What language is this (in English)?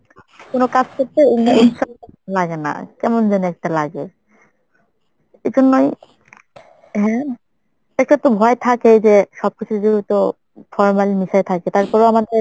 Bangla